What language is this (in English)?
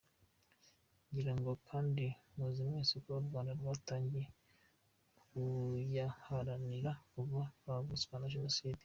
Kinyarwanda